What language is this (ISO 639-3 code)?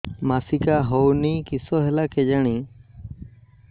ori